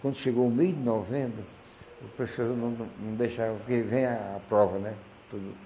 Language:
Portuguese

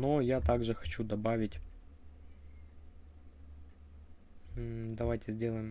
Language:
Russian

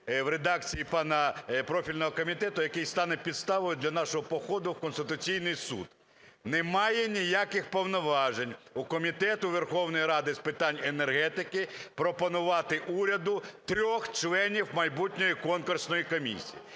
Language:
Ukrainian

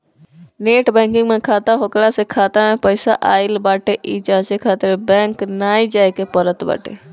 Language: Bhojpuri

